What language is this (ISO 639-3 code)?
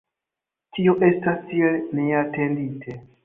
epo